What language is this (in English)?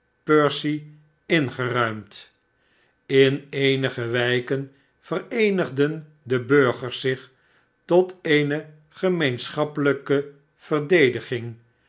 Dutch